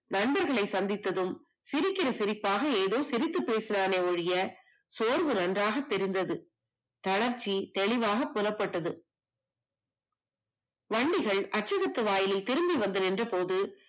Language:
Tamil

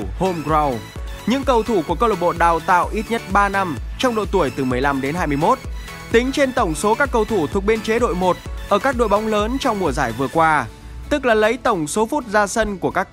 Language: Vietnamese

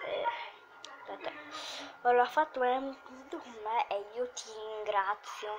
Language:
Italian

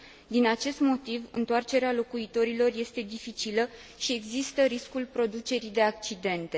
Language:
Romanian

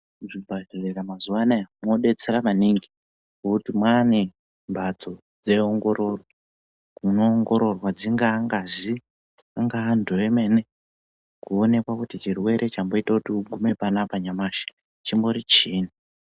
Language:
Ndau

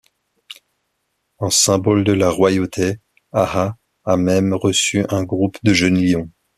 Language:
French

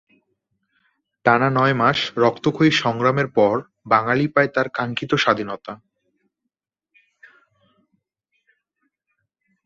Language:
Bangla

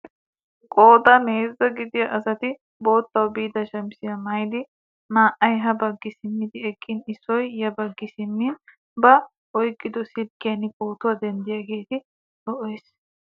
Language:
Wolaytta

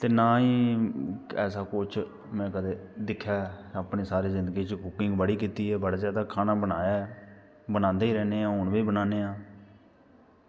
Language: Dogri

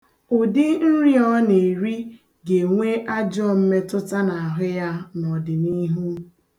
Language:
Igbo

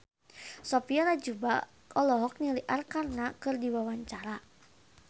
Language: Sundanese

